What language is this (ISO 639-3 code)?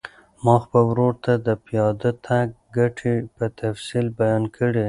pus